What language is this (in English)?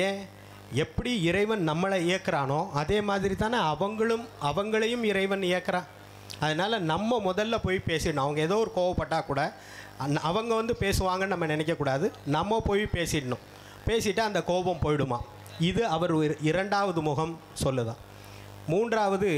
Tamil